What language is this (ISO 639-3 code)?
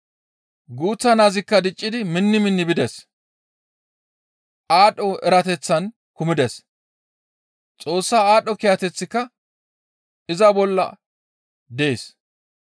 gmv